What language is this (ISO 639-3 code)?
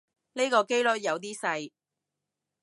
yue